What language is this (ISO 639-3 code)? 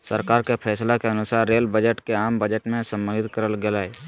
mag